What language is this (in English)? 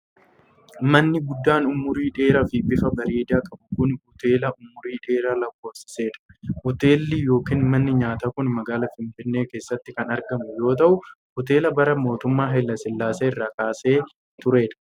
Oromo